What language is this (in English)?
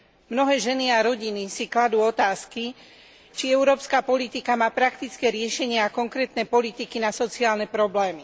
Slovak